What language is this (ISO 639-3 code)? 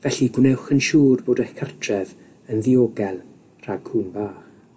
cym